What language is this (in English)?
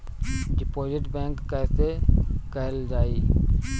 Bhojpuri